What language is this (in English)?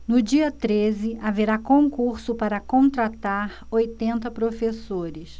Portuguese